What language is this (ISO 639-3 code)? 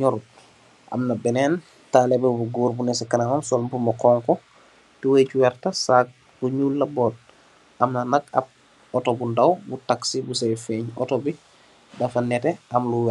wol